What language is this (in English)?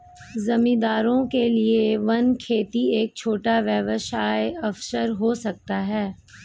Hindi